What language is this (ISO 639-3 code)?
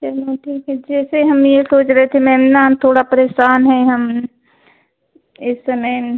hin